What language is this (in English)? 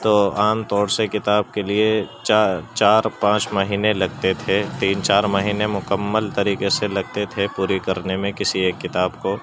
Urdu